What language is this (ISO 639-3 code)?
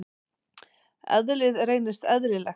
isl